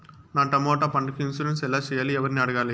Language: Telugu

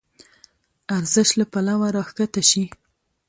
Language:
Pashto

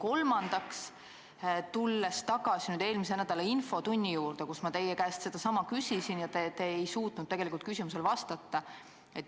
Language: Estonian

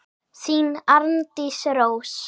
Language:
Icelandic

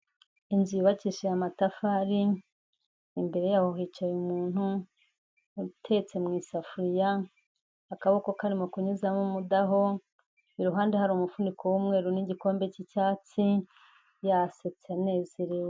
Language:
Kinyarwanda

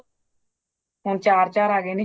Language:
Punjabi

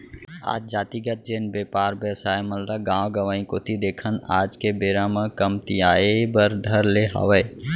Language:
Chhattisgarhi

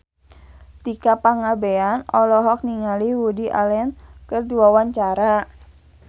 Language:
Sundanese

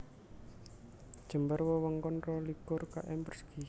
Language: Javanese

